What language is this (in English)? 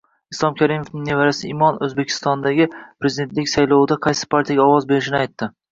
Uzbek